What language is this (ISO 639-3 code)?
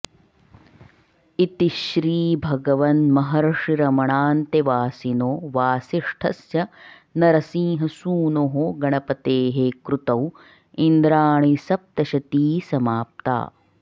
san